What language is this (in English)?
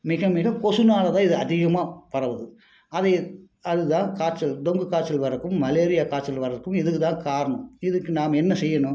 Tamil